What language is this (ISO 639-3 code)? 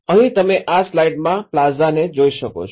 guj